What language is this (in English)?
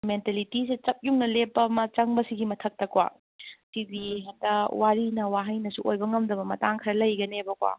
Manipuri